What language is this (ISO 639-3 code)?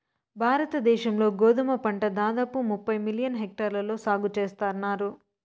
tel